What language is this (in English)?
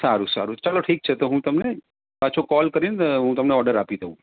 Gujarati